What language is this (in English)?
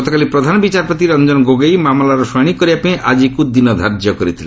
Odia